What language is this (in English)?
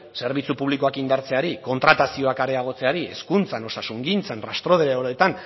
Basque